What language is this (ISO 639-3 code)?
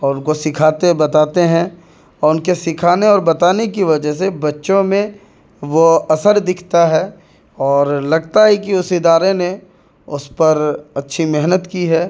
urd